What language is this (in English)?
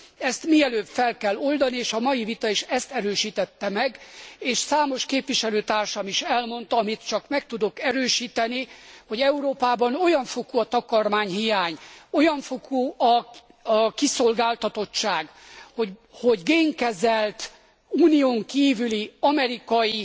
Hungarian